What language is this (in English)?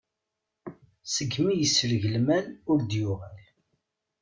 Kabyle